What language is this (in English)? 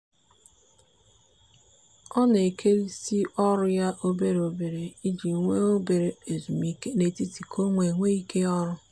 Igbo